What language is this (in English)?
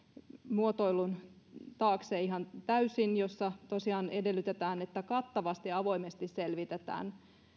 Finnish